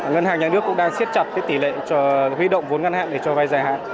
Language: Vietnamese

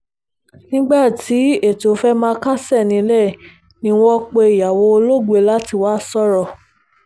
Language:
Yoruba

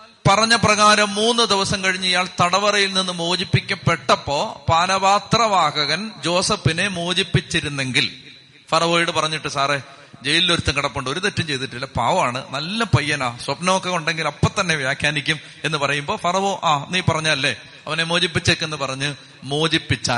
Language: Malayalam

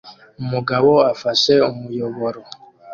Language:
Kinyarwanda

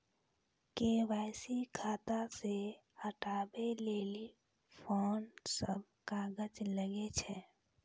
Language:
Maithili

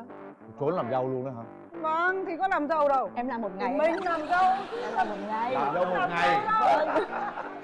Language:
Vietnamese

